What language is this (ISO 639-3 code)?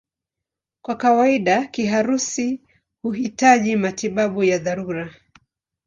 swa